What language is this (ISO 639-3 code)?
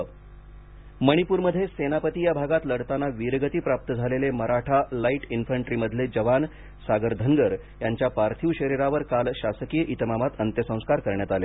mar